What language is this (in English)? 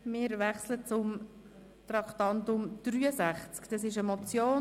Swiss German